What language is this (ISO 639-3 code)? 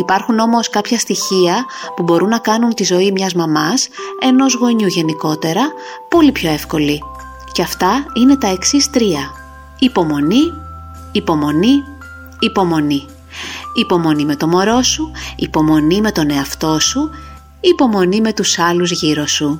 ell